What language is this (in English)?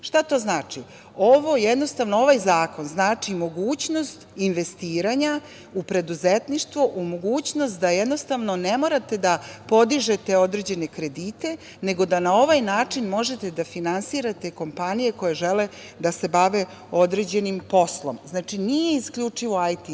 Serbian